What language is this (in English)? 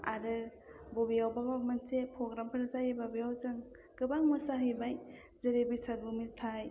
Bodo